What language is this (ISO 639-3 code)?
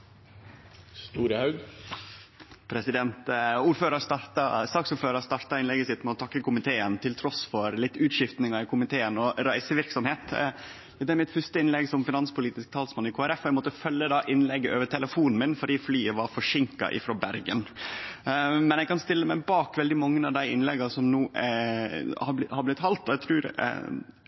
nor